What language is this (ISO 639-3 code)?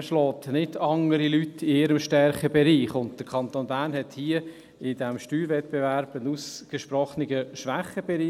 gsw